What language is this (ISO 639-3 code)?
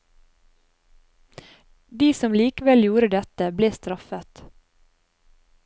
nor